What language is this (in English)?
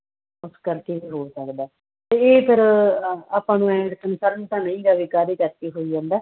Punjabi